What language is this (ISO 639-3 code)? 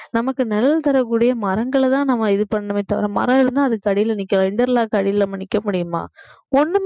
tam